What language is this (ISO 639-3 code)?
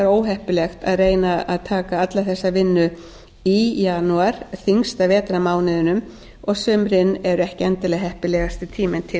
isl